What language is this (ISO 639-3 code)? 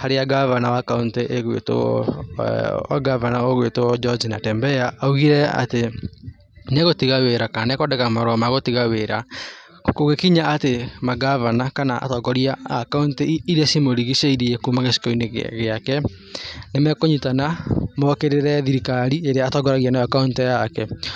kik